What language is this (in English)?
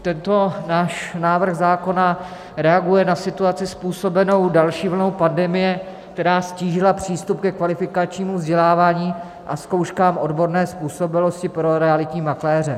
Czech